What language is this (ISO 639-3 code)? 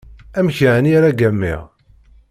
kab